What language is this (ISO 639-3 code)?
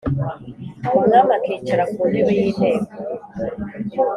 kin